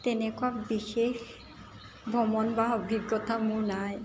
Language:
Assamese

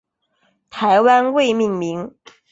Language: Chinese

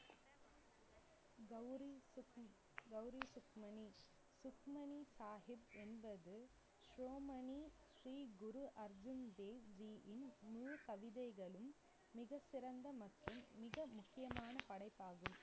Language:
Tamil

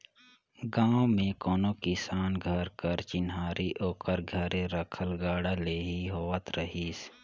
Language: Chhattisgarhi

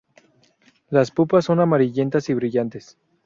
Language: Spanish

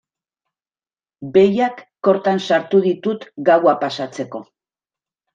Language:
Basque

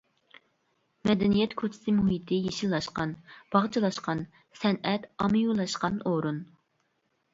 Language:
Uyghur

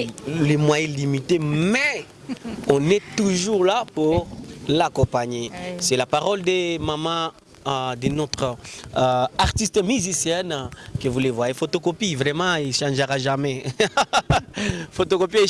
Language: French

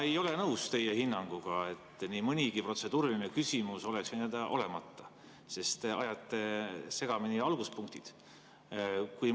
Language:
Estonian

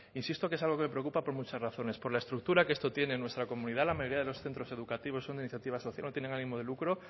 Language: Spanish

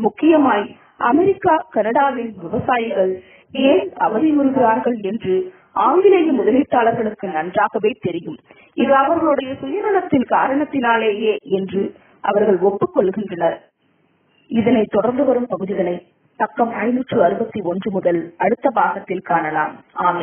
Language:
Arabic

